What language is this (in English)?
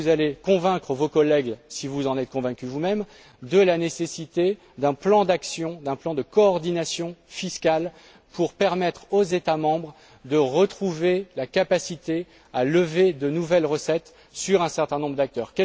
French